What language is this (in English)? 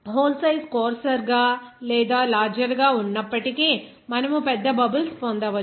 Telugu